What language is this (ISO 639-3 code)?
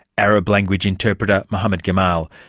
eng